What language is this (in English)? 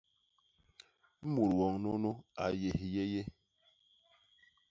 Basaa